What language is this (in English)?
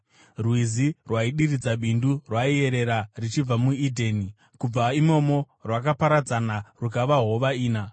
Shona